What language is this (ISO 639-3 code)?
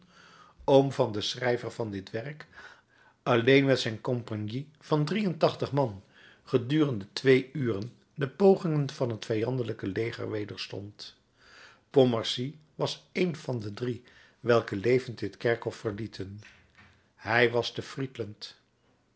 nld